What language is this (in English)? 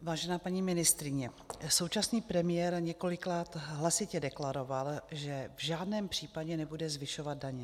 Czech